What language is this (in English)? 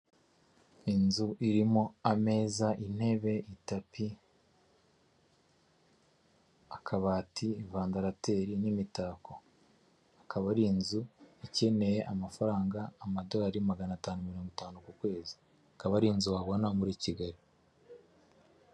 Kinyarwanda